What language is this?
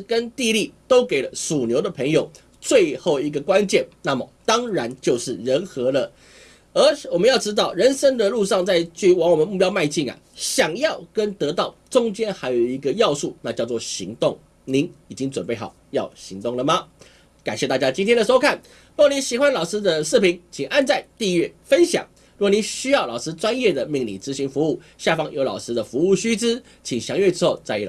Chinese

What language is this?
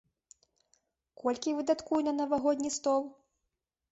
Belarusian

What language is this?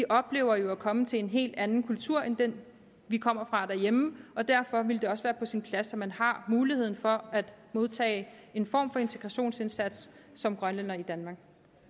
Danish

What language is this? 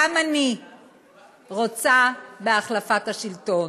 Hebrew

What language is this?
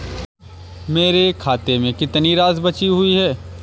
Hindi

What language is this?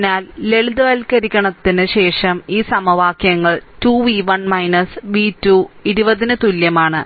Malayalam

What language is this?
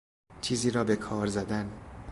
Persian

